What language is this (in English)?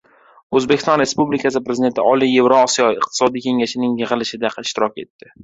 Uzbek